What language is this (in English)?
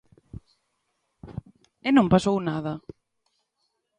Galician